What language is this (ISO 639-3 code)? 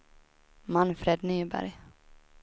swe